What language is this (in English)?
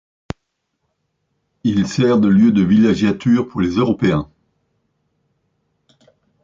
French